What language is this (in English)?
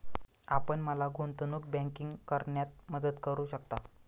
Marathi